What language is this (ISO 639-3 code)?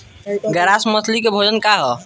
bho